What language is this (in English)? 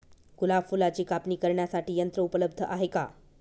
Marathi